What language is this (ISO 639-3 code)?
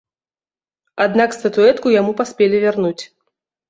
bel